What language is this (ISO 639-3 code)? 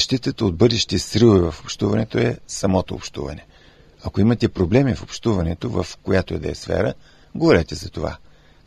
bul